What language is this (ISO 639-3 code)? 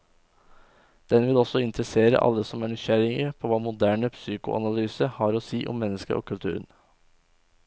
nor